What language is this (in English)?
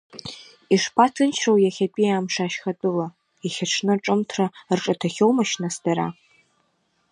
Abkhazian